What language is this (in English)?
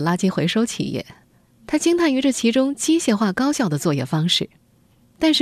Chinese